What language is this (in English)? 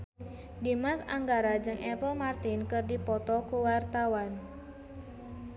Sundanese